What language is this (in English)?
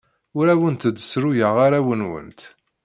Kabyle